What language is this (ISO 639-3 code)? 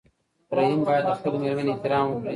pus